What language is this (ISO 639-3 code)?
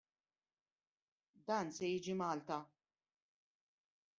mlt